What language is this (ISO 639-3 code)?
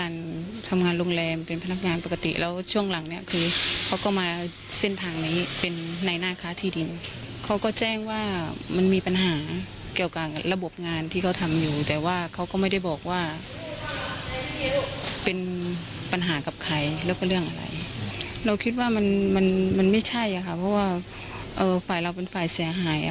tha